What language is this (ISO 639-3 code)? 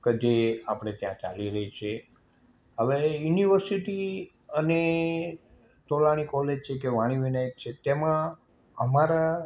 guj